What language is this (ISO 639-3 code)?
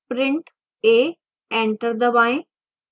hin